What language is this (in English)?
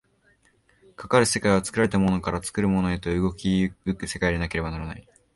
Japanese